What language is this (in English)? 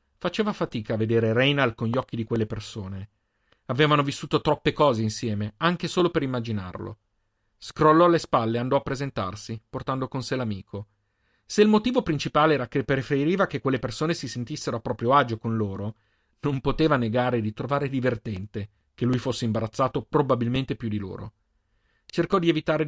Italian